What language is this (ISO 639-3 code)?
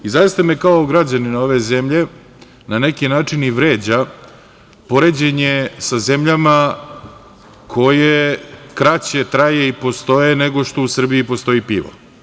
srp